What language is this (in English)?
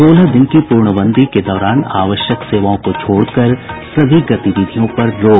Hindi